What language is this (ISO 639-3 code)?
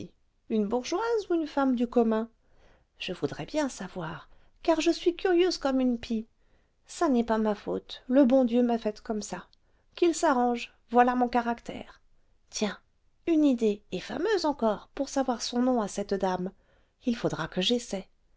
fra